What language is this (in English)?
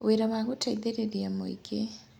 Kikuyu